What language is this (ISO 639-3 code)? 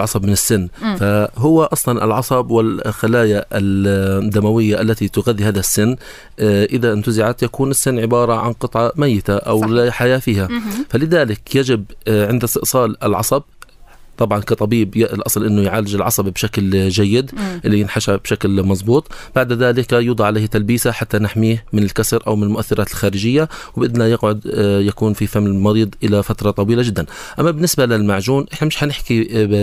ara